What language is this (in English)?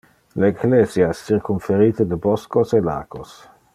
Interlingua